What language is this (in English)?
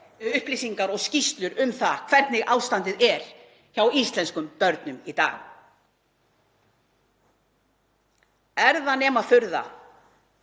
Icelandic